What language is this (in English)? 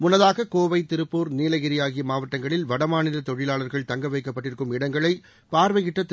Tamil